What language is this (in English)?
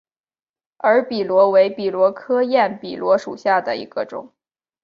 Chinese